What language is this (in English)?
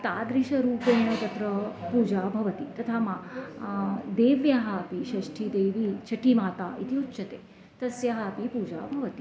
Sanskrit